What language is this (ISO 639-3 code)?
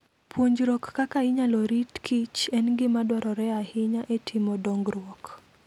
luo